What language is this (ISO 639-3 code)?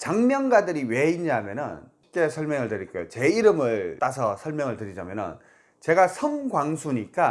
kor